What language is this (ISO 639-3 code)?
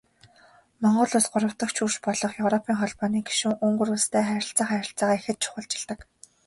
mon